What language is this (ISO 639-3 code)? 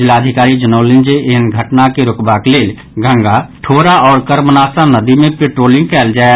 mai